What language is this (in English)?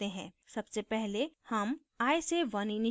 Hindi